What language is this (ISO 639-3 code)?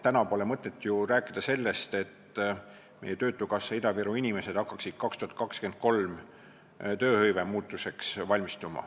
est